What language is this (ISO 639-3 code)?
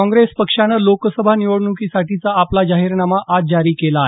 mar